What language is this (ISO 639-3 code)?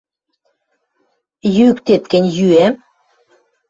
mrj